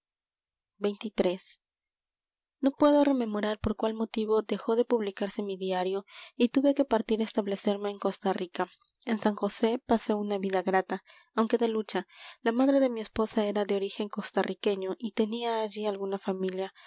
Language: Spanish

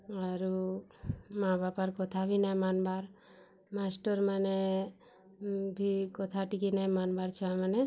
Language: Odia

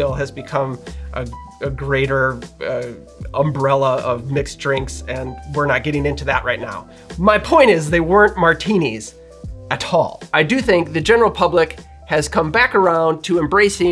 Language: English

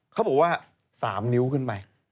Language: Thai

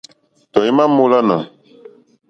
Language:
Mokpwe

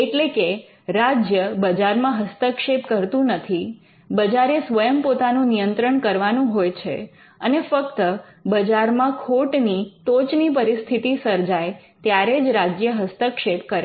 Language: Gujarati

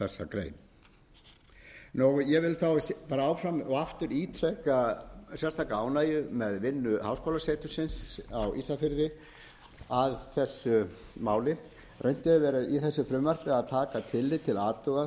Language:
Icelandic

